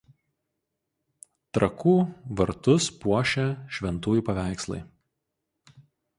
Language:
Lithuanian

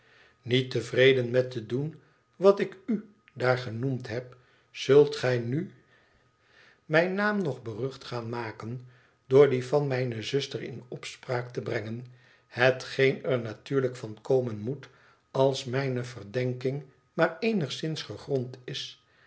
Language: Dutch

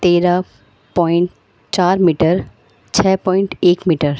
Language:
Urdu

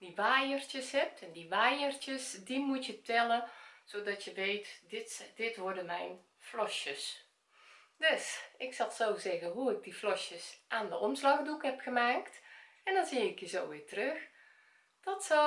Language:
Dutch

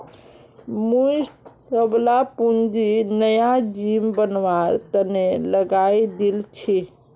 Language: Magahi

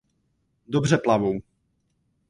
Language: Czech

